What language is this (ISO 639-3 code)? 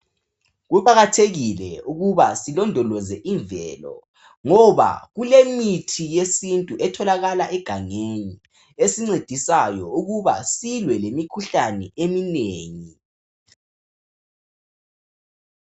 nde